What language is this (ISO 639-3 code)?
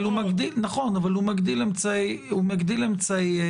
heb